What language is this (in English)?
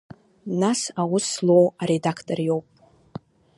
Abkhazian